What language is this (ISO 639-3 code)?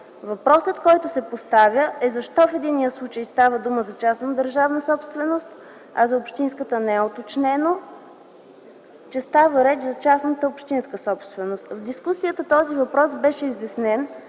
bul